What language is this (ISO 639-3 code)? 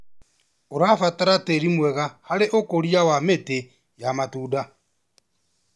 kik